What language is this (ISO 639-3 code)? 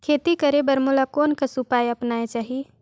hne